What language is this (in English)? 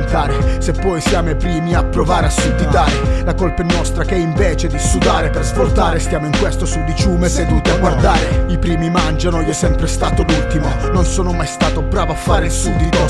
Italian